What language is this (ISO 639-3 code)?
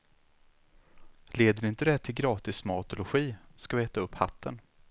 swe